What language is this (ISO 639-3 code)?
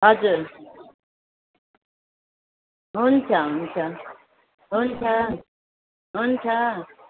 nep